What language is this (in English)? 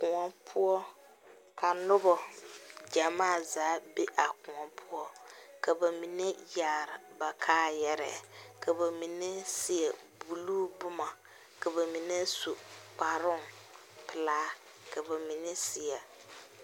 Southern Dagaare